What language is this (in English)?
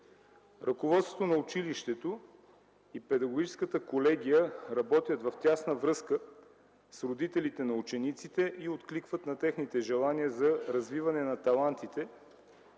Bulgarian